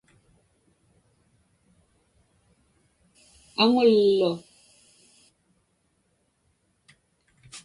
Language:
Inupiaq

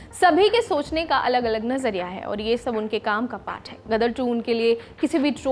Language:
Hindi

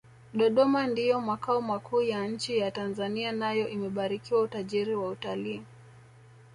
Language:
Swahili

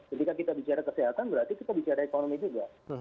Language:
Indonesian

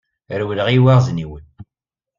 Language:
Kabyle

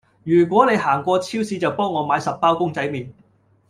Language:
Cantonese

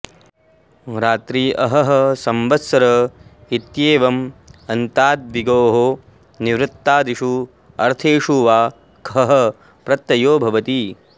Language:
Sanskrit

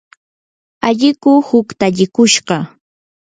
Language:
Yanahuanca Pasco Quechua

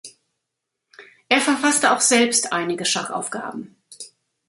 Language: German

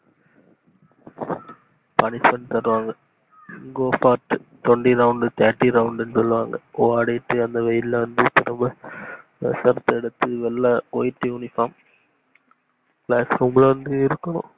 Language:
Tamil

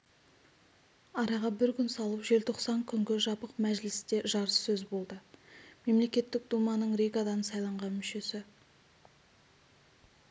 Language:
Kazakh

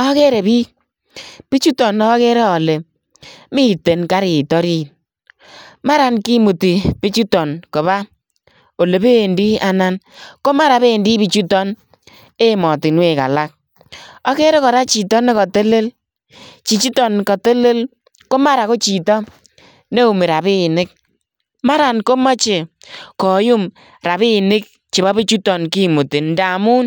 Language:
Kalenjin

